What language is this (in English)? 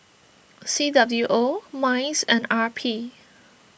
English